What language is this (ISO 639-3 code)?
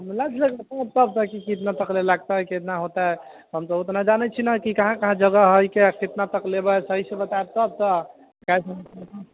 mai